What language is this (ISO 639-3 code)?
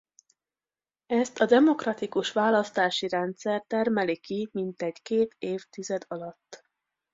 hun